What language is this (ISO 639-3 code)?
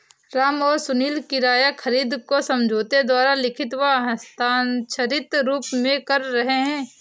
hin